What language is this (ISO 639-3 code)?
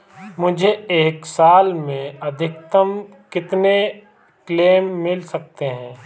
hin